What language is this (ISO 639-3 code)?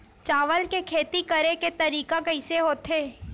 hne